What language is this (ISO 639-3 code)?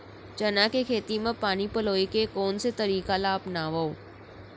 hne